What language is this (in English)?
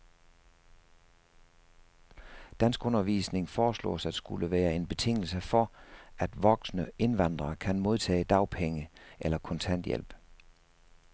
Danish